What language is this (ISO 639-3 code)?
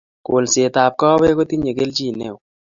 kln